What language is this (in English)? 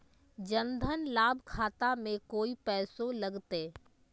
Magahi